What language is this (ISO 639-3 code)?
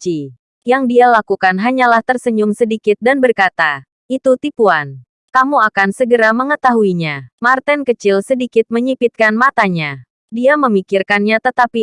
ind